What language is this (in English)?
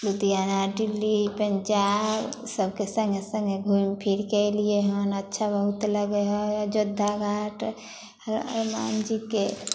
Maithili